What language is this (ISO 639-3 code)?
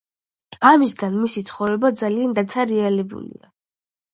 kat